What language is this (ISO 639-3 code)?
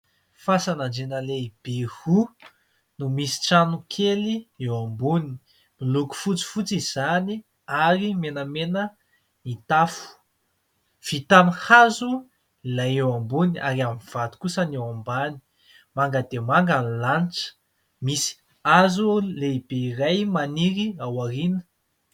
mlg